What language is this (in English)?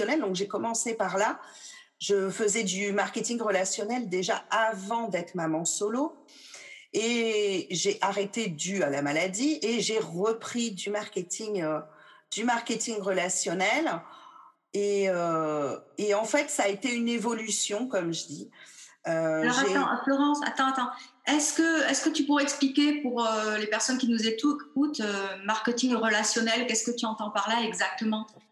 French